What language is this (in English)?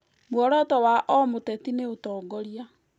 Kikuyu